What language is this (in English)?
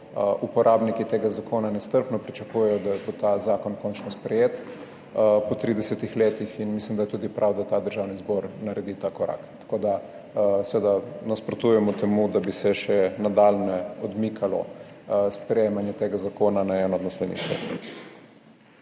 Slovenian